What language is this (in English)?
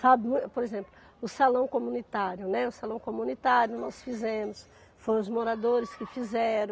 Portuguese